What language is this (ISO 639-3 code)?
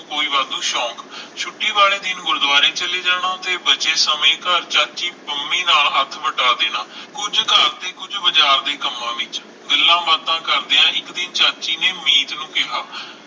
pan